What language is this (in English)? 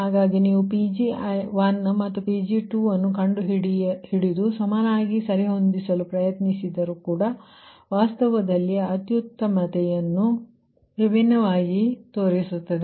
Kannada